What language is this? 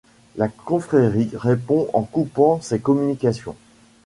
French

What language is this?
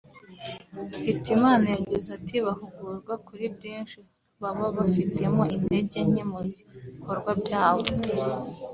Kinyarwanda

